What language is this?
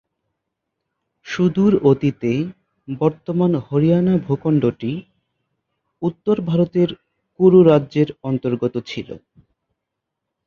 Bangla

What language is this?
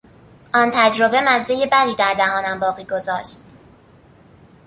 Persian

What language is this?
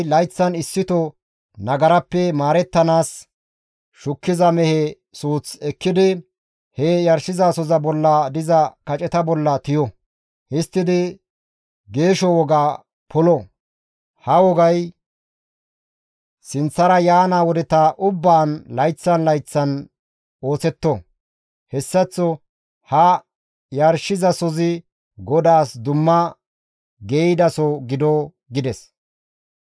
Gamo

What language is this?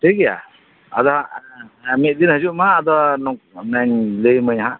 Santali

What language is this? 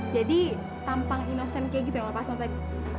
Indonesian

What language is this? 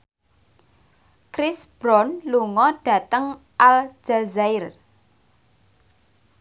Javanese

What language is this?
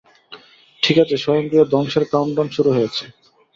Bangla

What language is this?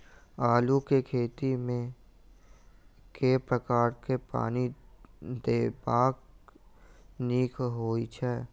Maithili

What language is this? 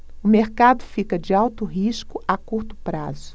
Portuguese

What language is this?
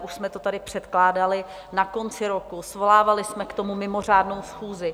Czech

